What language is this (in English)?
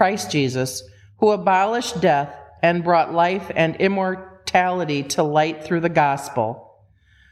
English